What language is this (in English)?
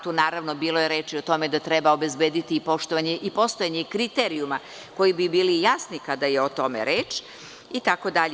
Serbian